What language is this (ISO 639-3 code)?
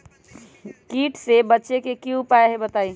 mag